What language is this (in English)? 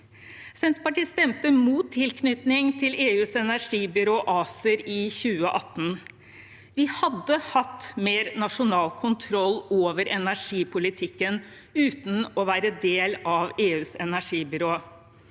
Norwegian